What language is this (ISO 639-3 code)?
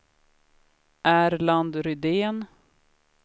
swe